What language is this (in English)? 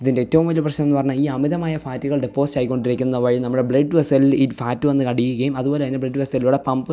Malayalam